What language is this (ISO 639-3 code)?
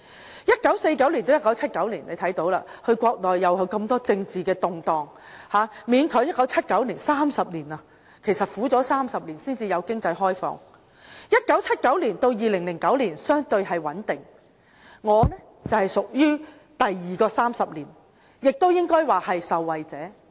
yue